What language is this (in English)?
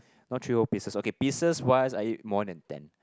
English